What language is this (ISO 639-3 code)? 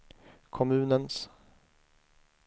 swe